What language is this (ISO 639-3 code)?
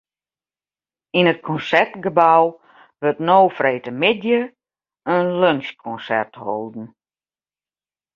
fry